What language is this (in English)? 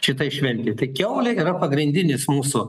Lithuanian